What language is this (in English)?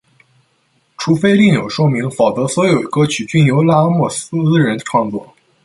Chinese